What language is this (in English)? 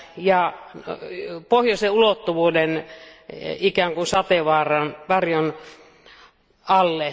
Finnish